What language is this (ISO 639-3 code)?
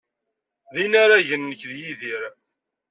kab